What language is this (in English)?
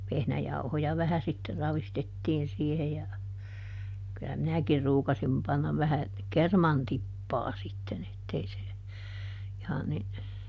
Finnish